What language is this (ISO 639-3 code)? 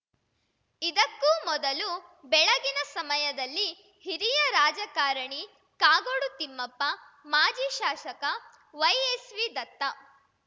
kan